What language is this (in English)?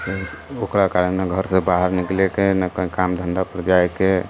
Maithili